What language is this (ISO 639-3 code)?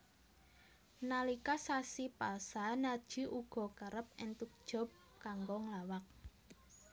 jav